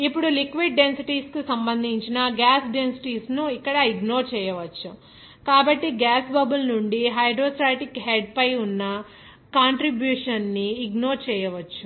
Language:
Telugu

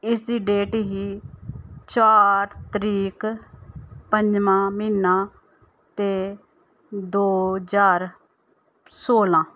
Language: Dogri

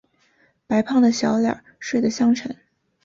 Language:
Chinese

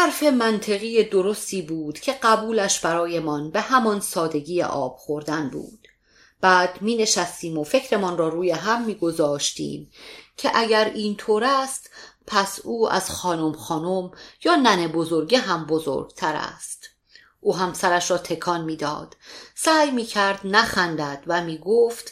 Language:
Persian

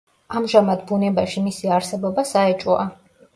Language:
Georgian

